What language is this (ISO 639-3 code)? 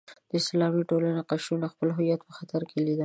pus